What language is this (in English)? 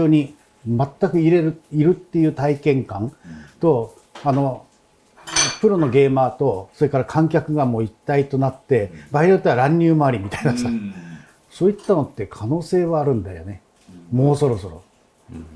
Japanese